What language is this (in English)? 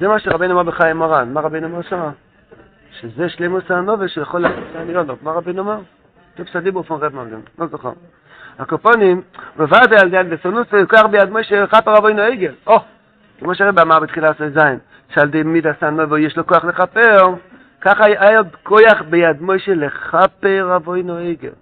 Hebrew